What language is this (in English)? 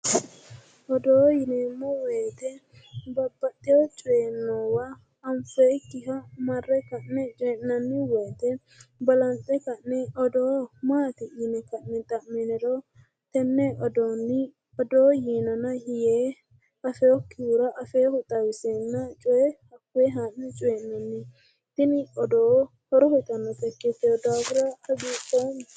Sidamo